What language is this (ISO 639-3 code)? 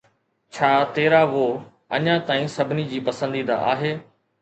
snd